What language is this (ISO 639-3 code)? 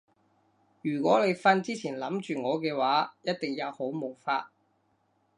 yue